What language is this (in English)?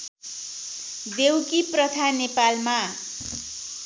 Nepali